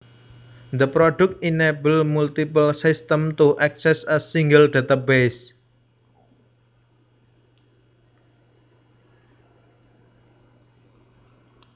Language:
Javanese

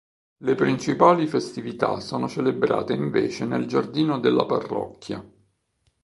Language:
Italian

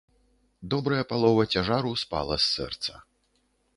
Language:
Belarusian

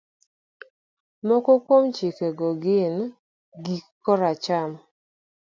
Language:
Luo (Kenya and Tanzania)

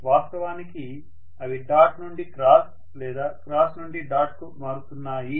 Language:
Telugu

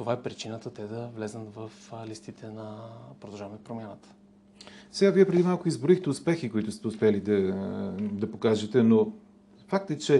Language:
Bulgarian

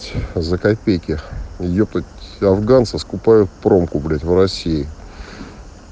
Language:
Russian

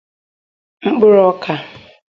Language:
Igbo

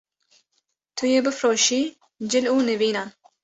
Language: Kurdish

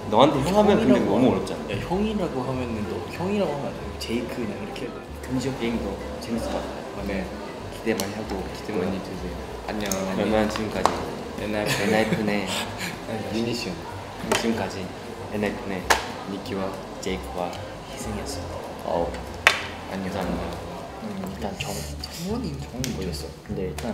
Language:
Korean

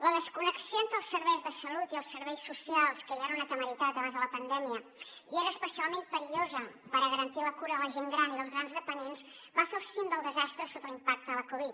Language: Catalan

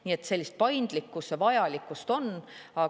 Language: Estonian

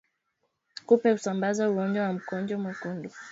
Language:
Swahili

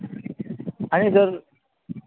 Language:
Konkani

